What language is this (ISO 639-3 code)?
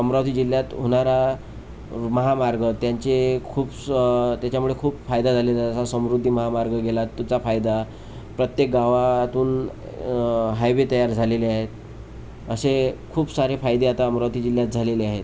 mar